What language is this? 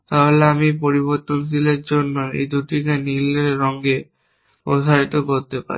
Bangla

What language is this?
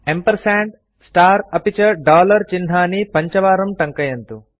Sanskrit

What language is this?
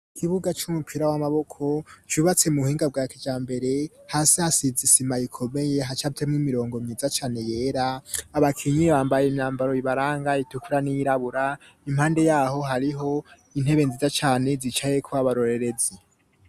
Rundi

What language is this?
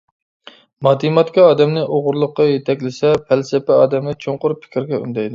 Uyghur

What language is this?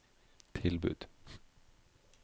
Norwegian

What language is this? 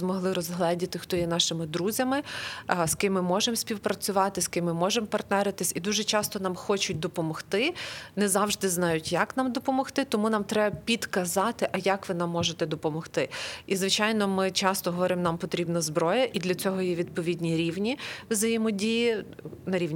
Ukrainian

